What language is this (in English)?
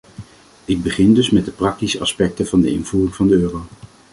Dutch